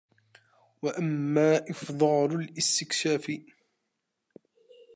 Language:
Arabic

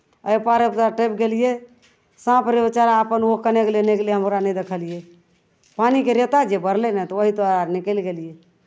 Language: Maithili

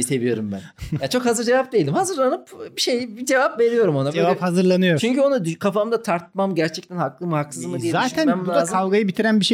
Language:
Turkish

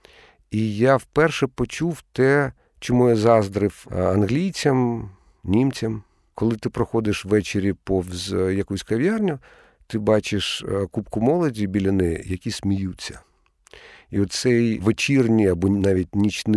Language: Ukrainian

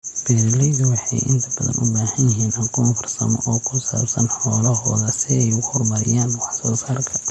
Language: Somali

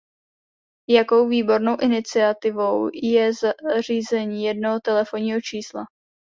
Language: Czech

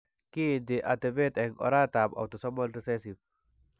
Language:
Kalenjin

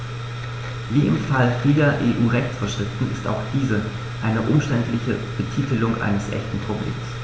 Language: German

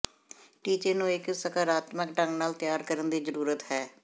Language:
Punjabi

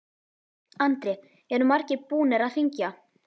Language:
Icelandic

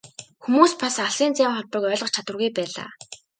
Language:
Mongolian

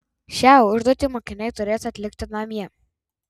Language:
Lithuanian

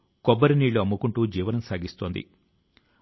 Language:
Telugu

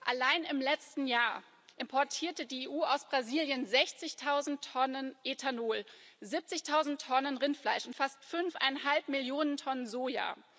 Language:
German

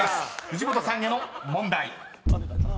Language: Japanese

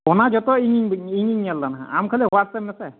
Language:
Santali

